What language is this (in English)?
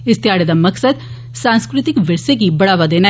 Dogri